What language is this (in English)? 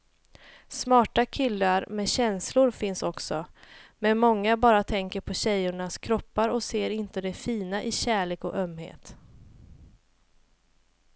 Swedish